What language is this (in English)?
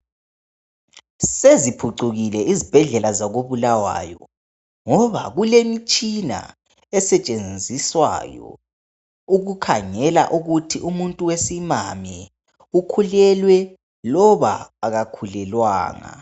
North Ndebele